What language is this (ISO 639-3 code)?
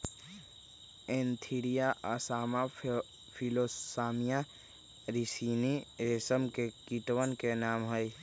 mag